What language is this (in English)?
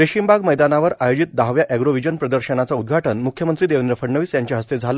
Marathi